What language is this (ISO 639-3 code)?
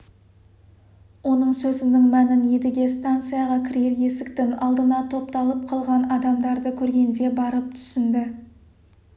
kaz